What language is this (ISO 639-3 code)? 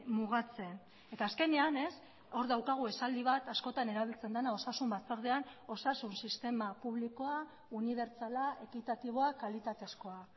eus